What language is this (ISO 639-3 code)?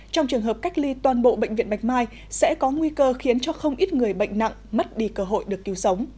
vie